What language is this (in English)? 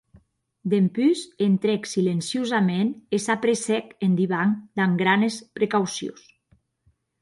Occitan